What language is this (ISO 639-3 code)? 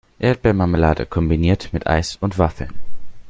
deu